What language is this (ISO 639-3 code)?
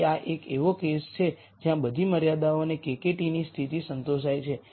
guj